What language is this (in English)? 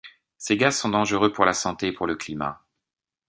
French